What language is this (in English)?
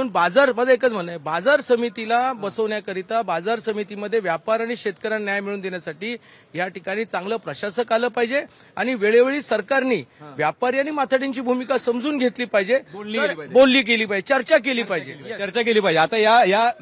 Hindi